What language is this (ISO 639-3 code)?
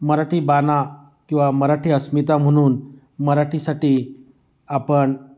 mar